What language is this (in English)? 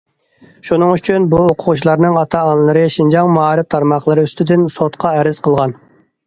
Uyghur